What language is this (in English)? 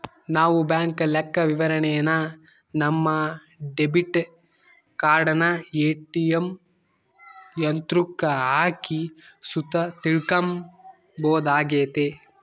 Kannada